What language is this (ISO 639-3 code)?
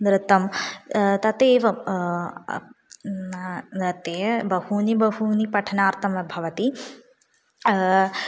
san